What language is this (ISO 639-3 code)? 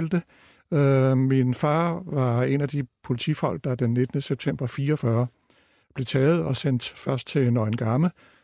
dan